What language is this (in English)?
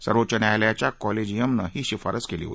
Marathi